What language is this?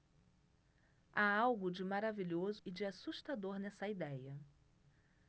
Portuguese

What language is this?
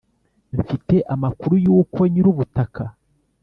Kinyarwanda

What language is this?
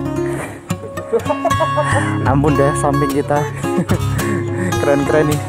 Indonesian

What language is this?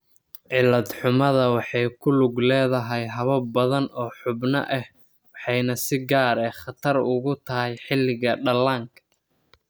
Somali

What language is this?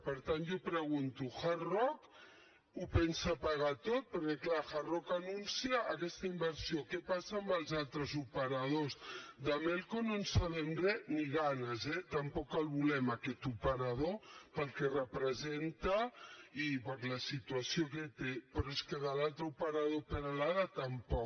Catalan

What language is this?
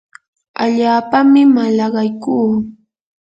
Yanahuanca Pasco Quechua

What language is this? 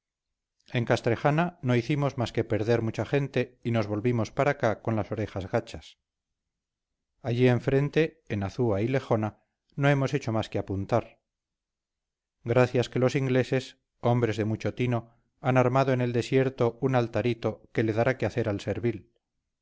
Spanish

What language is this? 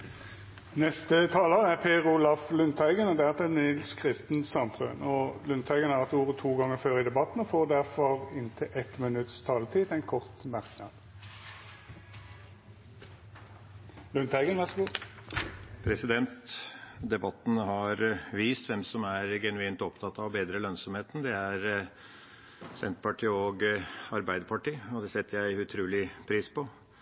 Norwegian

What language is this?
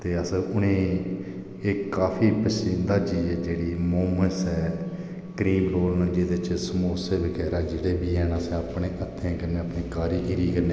Dogri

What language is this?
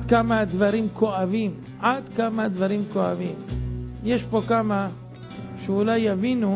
Hebrew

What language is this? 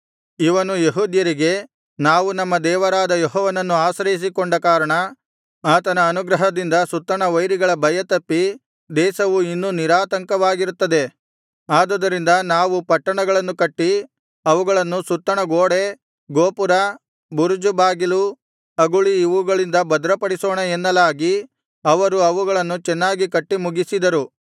Kannada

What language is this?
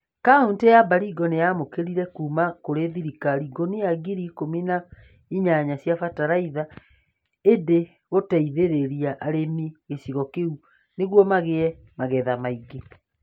Kikuyu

